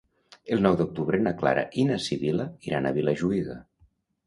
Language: Catalan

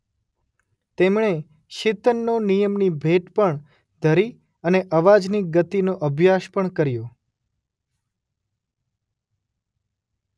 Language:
Gujarati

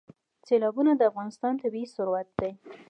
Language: Pashto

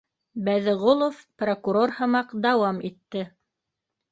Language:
Bashkir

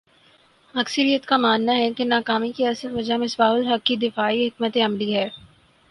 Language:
Urdu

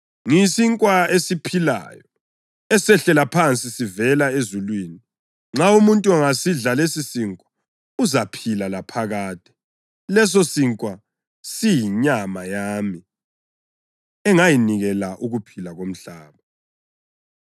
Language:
North Ndebele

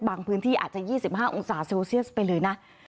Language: Thai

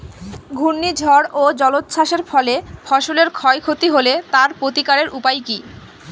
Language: Bangla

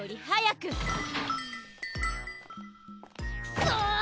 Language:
Japanese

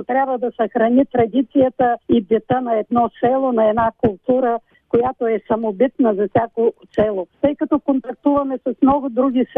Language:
Bulgarian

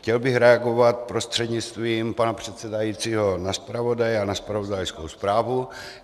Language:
Czech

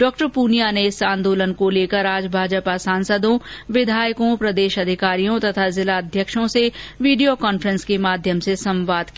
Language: Hindi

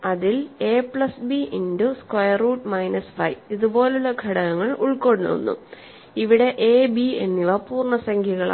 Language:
Malayalam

